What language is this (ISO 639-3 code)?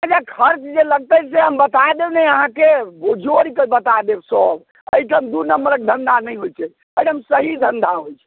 mai